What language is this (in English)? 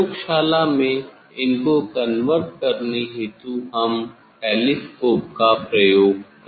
Hindi